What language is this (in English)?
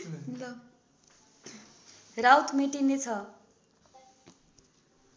Nepali